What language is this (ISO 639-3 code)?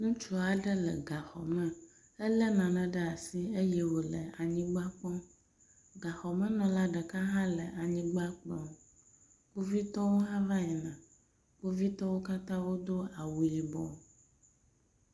ewe